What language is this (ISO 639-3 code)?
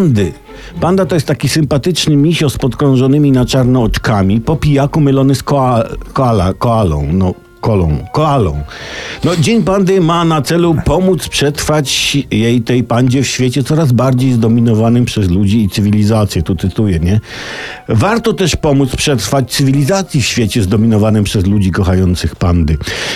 pol